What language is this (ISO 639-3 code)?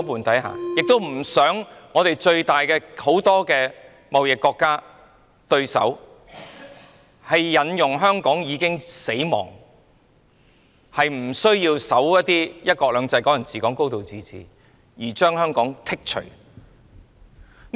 yue